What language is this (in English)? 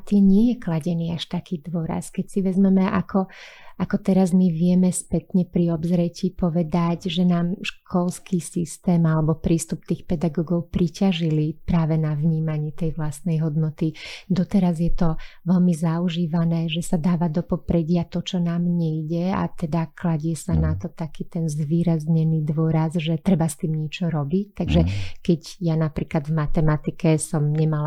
Slovak